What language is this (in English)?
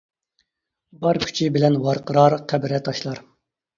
Uyghur